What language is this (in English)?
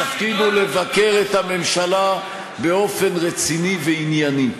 Hebrew